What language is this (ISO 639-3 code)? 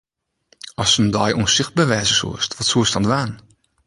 fry